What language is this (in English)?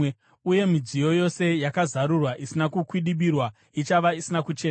Shona